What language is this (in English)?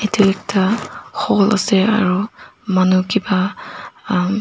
Naga Pidgin